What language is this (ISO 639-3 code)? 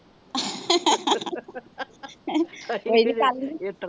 pan